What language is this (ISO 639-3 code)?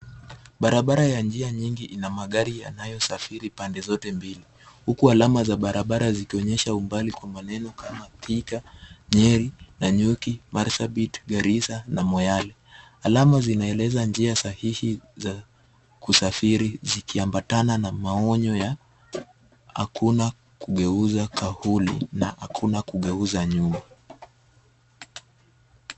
swa